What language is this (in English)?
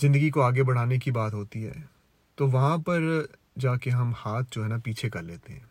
Urdu